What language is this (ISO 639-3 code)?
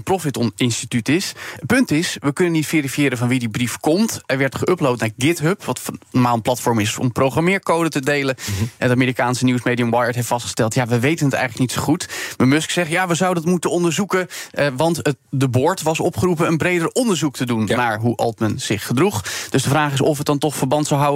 nld